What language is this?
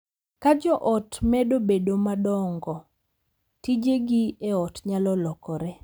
Luo (Kenya and Tanzania)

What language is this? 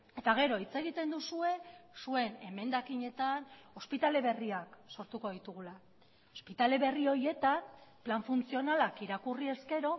Basque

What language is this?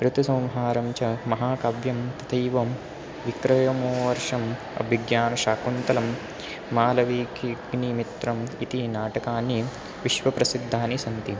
Sanskrit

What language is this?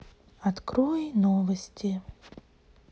Russian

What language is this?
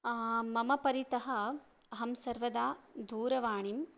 Sanskrit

